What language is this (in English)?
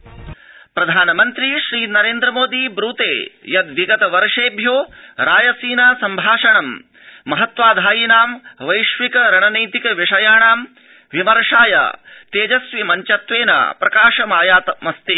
Sanskrit